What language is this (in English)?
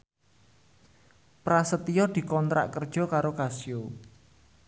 Javanese